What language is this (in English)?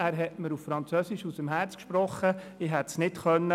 Swiss German